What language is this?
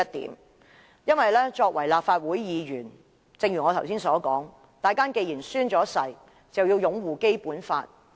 Cantonese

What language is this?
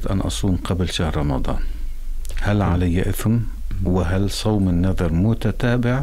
Arabic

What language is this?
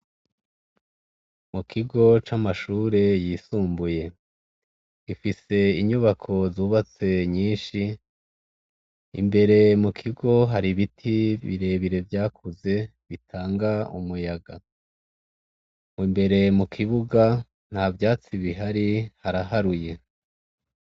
Rundi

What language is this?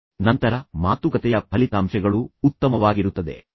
Kannada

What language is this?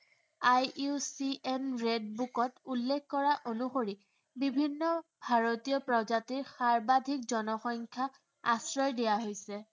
Assamese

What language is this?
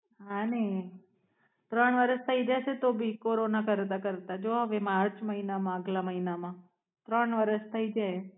Gujarati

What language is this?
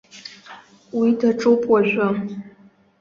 Abkhazian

